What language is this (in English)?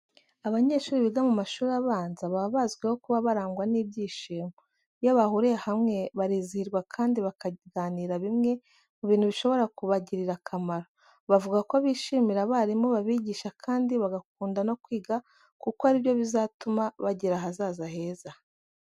Kinyarwanda